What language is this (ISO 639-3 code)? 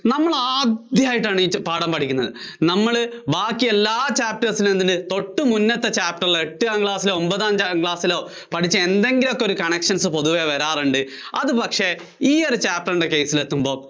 mal